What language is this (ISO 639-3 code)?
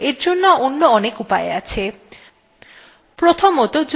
ben